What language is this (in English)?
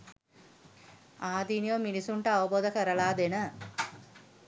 Sinhala